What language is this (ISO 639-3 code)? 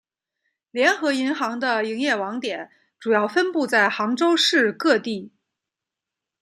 zho